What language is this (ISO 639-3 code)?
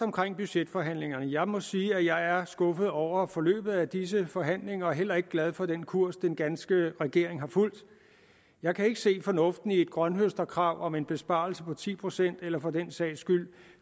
dan